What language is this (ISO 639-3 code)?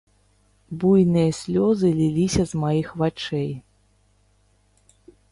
bel